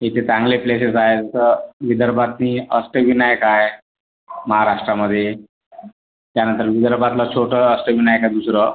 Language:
Marathi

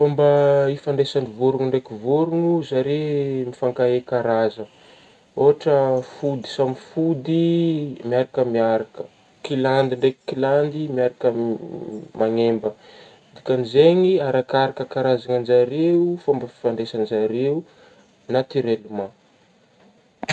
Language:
Northern Betsimisaraka Malagasy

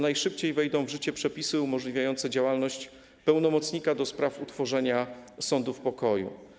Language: Polish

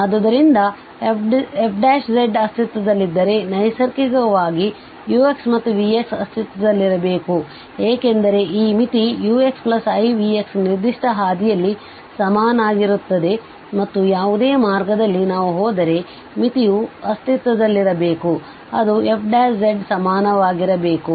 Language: Kannada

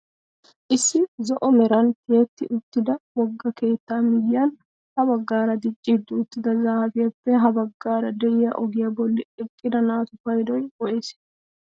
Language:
Wolaytta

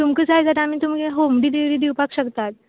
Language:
Konkani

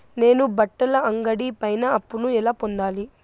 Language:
Telugu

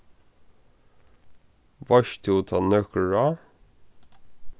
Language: Faroese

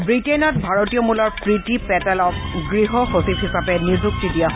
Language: Assamese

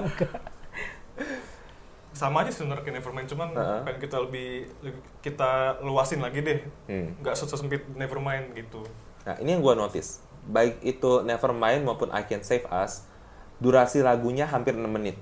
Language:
Indonesian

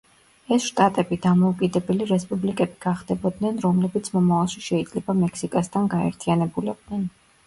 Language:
Georgian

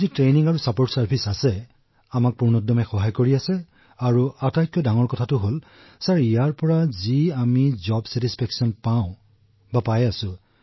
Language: Assamese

